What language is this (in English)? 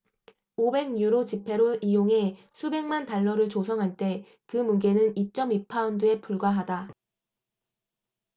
Korean